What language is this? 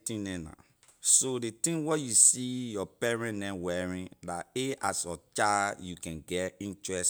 Liberian English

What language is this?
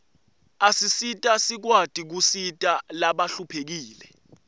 Swati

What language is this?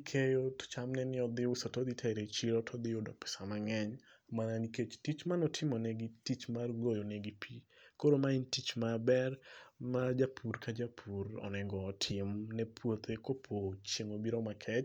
Luo (Kenya and Tanzania)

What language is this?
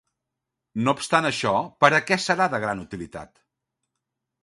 Catalan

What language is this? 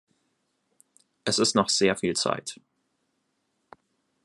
German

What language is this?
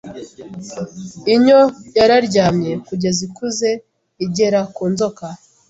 Kinyarwanda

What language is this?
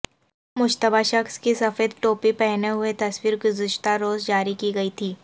Urdu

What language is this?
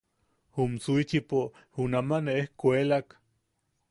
Yaqui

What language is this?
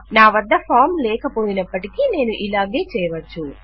Telugu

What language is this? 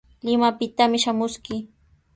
Sihuas Ancash Quechua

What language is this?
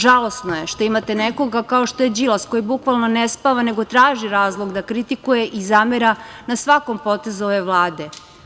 Serbian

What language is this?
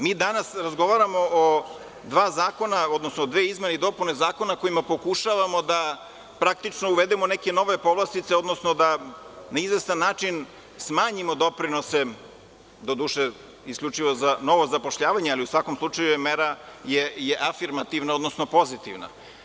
Serbian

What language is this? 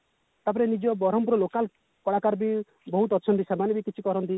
Odia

